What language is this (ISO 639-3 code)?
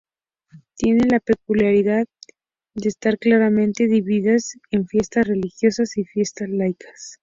spa